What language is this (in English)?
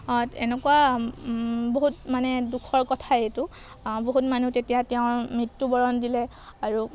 Assamese